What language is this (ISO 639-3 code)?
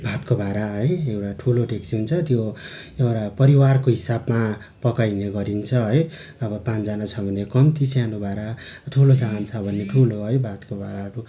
nep